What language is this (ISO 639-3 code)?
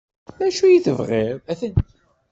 kab